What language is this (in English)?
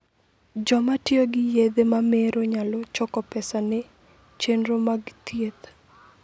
Luo (Kenya and Tanzania)